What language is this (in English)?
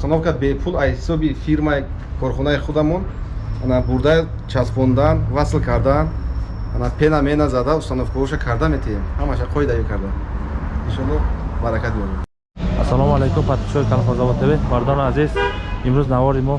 Turkish